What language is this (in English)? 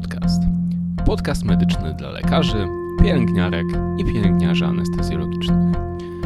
Polish